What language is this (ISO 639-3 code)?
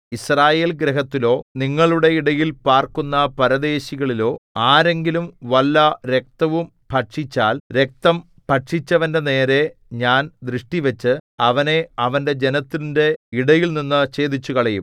mal